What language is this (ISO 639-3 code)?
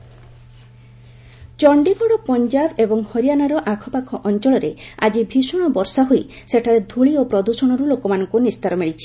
ori